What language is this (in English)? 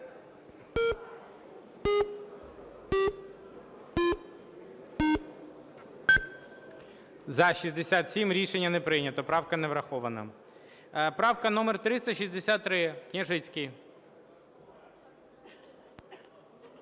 Ukrainian